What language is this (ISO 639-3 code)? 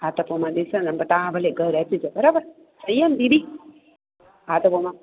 snd